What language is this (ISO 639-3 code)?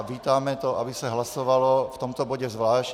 ces